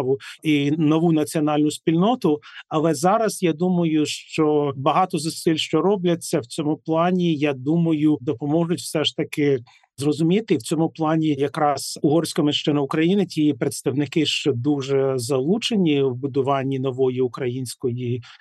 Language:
Ukrainian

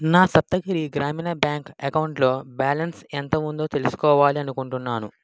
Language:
Telugu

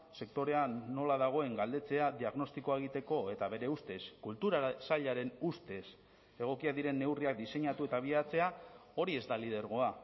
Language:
Basque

